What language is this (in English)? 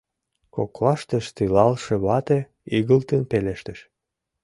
Mari